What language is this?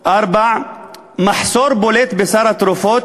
Hebrew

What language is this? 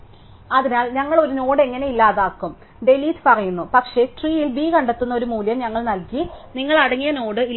Malayalam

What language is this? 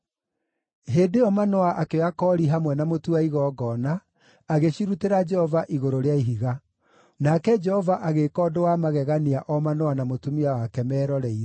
Kikuyu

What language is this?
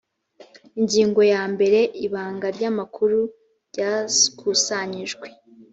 Kinyarwanda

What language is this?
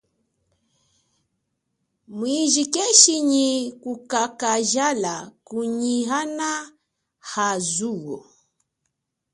Chokwe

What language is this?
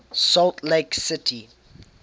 English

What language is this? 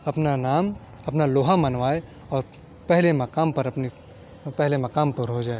Urdu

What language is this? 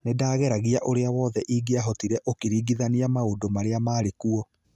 Kikuyu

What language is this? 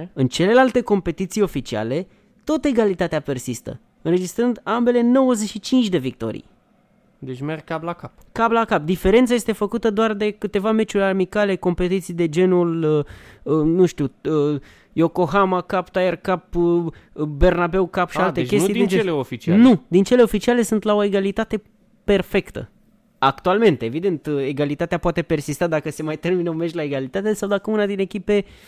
Romanian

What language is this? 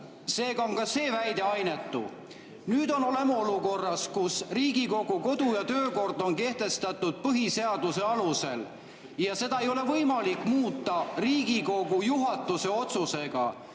Estonian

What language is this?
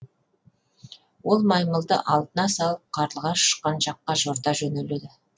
Kazakh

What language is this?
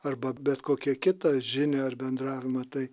Lithuanian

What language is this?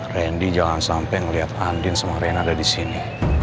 Indonesian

